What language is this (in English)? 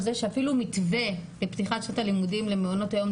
Hebrew